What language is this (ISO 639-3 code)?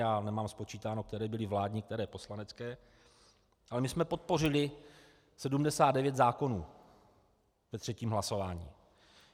ces